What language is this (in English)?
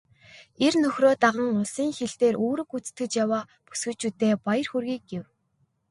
Mongolian